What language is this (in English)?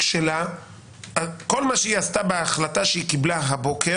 Hebrew